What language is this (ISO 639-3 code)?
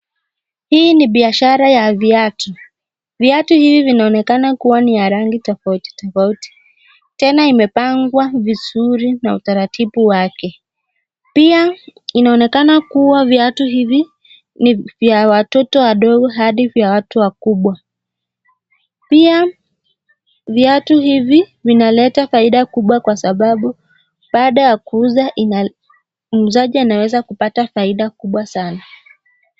swa